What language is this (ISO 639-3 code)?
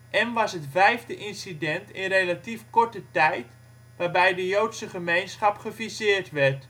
nld